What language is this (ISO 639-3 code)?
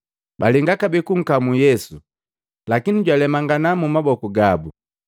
mgv